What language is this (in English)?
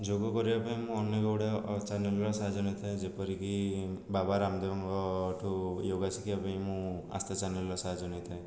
Odia